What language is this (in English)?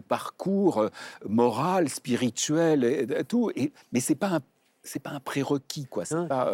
French